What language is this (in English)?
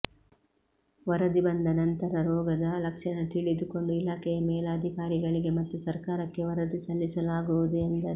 Kannada